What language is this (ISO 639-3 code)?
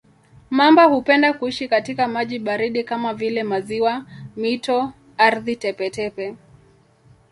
swa